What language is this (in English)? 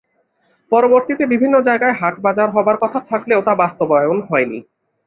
Bangla